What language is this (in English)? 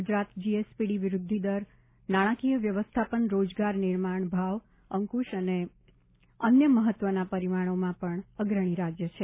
Gujarati